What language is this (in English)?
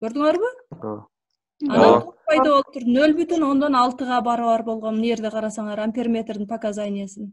Turkish